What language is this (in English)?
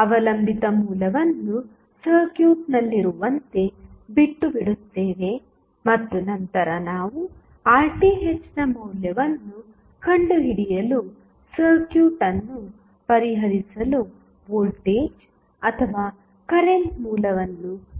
Kannada